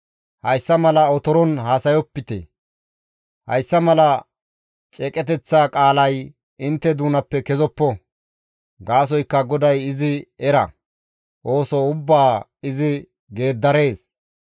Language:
Gamo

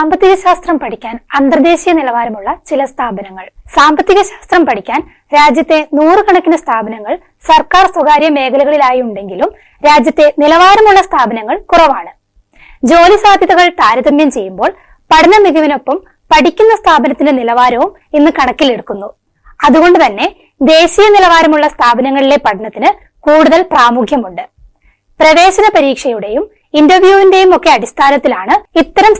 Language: Malayalam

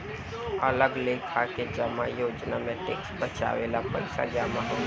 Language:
Bhojpuri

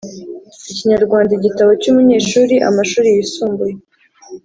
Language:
Kinyarwanda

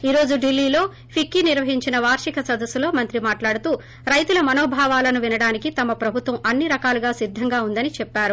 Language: Telugu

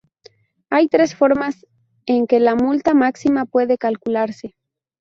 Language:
Spanish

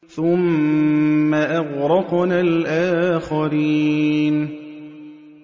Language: Arabic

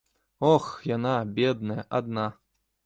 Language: Belarusian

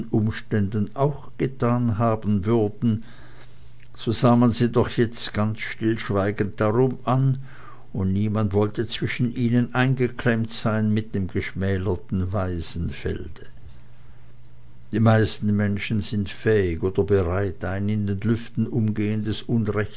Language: German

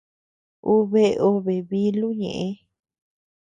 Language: Tepeuxila Cuicatec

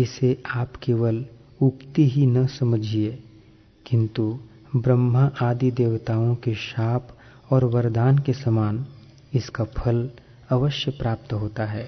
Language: Hindi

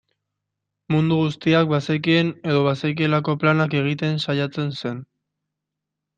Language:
Basque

